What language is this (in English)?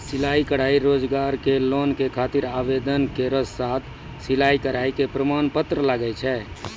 Maithili